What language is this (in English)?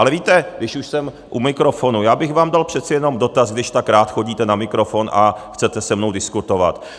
Czech